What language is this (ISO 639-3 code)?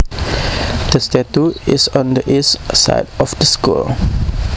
jav